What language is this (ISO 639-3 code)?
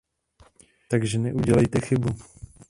ces